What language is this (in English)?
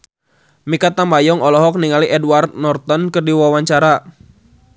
Sundanese